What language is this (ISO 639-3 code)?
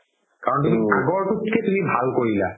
asm